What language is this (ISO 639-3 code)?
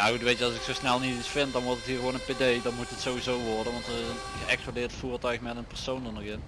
nld